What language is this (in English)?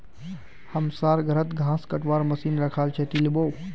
Magahi